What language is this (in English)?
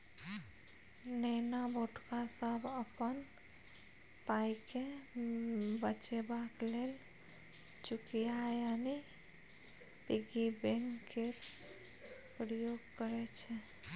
Maithili